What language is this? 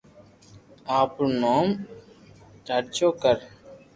Loarki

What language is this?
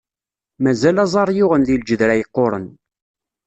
Kabyle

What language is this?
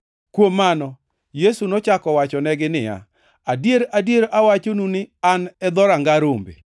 Luo (Kenya and Tanzania)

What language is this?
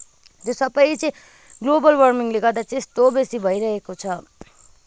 Nepali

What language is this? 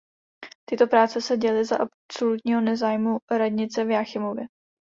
Czech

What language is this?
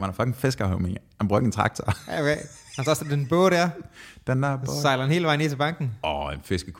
Danish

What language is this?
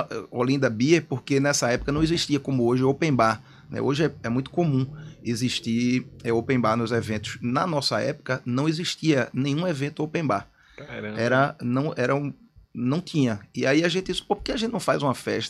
Portuguese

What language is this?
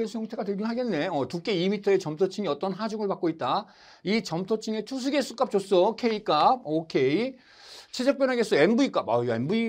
Korean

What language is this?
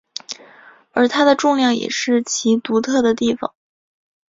Chinese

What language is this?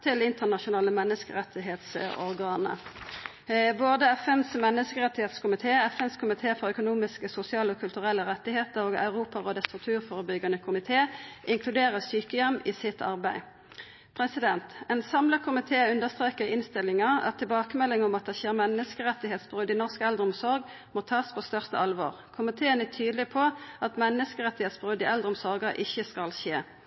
Norwegian Nynorsk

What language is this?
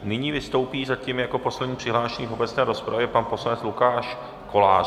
Czech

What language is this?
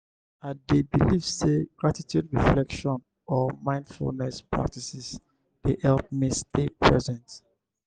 Nigerian Pidgin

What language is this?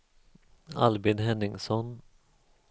Swedish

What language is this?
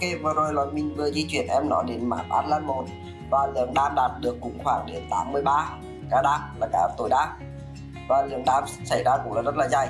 Vietnamese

